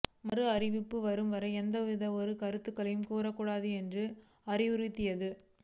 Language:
Tamil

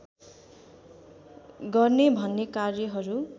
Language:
Nepali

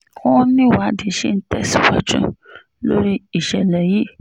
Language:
Yoruba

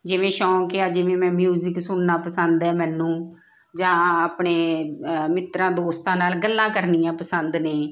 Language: Punjabi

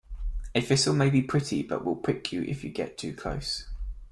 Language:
English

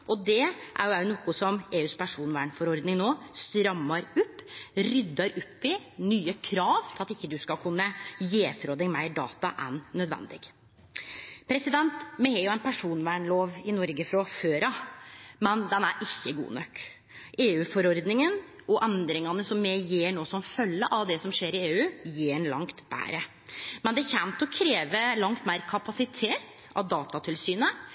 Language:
Norwegian Nynorsk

